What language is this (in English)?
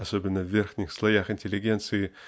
Russian